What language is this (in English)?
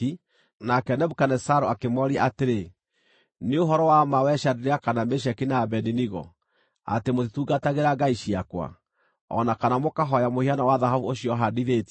Kikuyu